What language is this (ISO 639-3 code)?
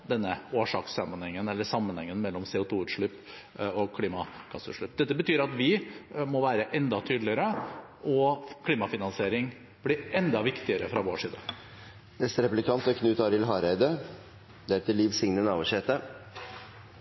nor